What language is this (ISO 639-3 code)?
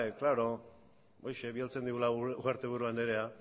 eus